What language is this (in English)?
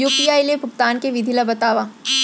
Chhattisgarhi